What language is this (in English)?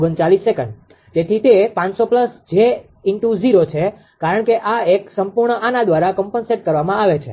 Gujarati